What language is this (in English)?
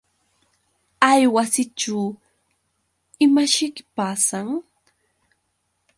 Yauyos Quechua